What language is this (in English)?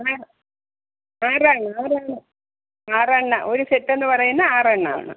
Malayalam